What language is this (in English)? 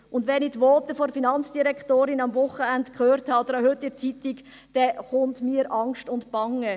Swiss German